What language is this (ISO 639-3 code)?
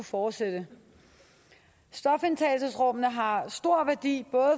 dan